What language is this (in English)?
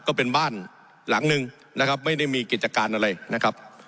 Thai